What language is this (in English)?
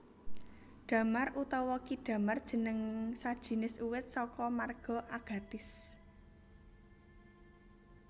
Javanese